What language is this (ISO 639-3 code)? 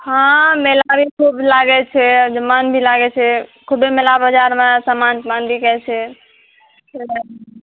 mai